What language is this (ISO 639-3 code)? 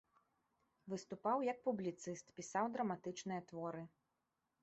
bel